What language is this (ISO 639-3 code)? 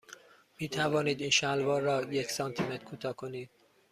fas